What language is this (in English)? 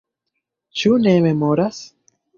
Esperanto